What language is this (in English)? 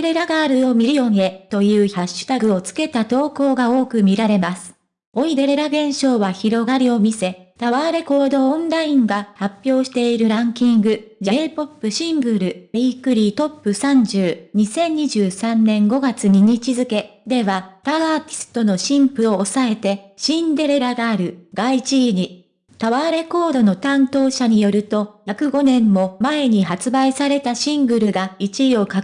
Japanese